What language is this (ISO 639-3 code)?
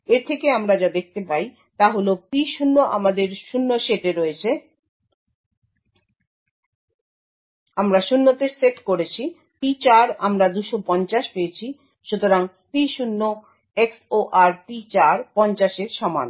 ben